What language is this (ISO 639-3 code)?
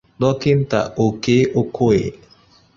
ibo